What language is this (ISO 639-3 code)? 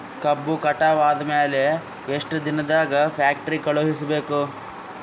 kan